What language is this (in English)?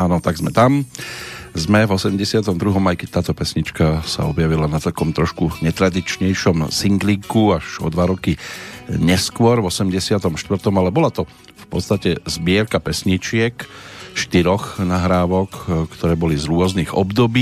Slovak